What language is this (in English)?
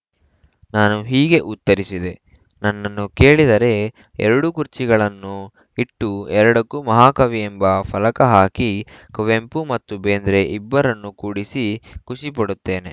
Kannada